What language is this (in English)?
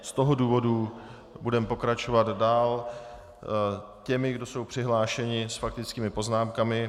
Czech